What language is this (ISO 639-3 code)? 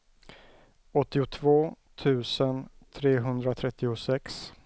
swe